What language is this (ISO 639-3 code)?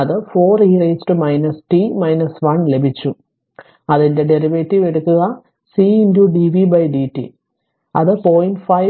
mal